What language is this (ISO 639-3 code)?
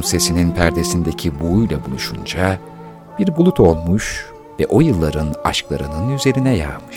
tur